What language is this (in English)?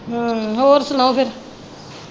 Punjabi